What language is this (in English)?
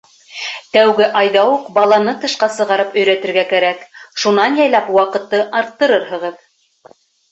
Bashkir